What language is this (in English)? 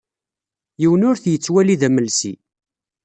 Kabyle